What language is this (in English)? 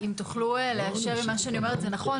Hebrew